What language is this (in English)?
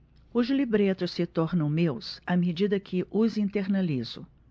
Portuguese